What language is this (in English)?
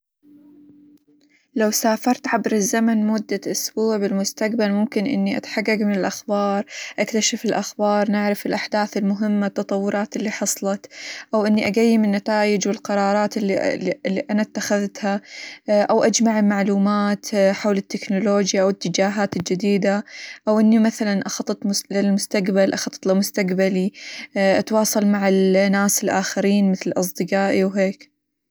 Hijazi Arabic